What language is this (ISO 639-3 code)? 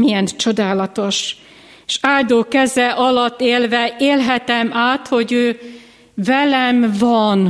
hun